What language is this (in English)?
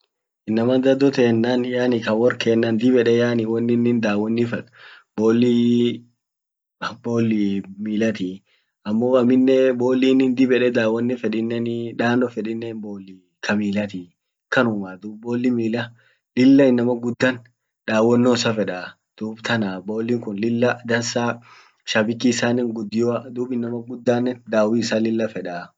Orma